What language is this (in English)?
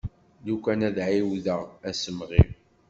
Kabyle